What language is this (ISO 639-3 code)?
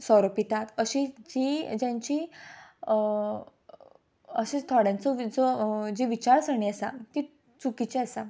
kok